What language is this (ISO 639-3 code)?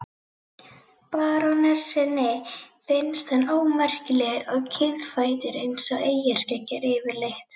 isl